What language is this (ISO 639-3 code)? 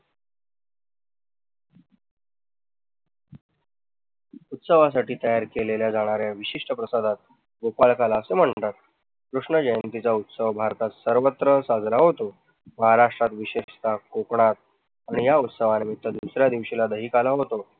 mar